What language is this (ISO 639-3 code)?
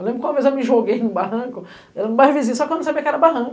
por